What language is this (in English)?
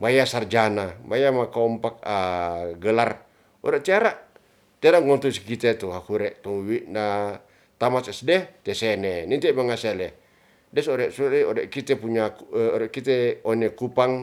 Ratahan